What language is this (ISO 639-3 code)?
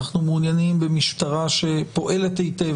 heb